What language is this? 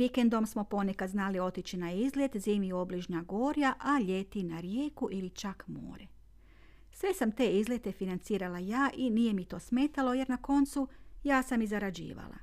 Croatian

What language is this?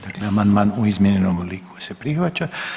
Croatian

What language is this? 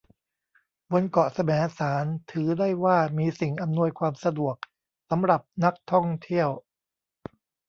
Thai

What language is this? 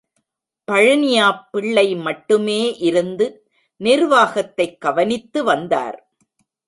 Tamil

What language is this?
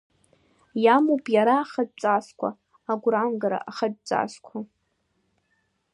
Abkhazian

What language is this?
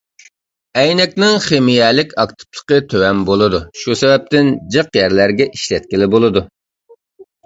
Uyghur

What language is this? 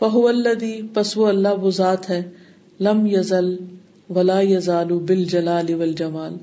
Urdu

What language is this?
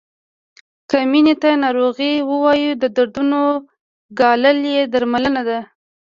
Pashto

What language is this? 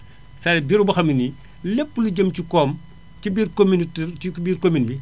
Wolof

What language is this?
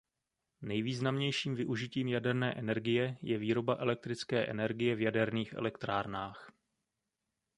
Czech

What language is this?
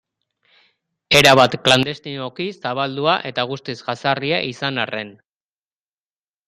Basque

